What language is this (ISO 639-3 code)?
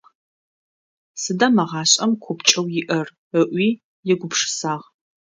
ady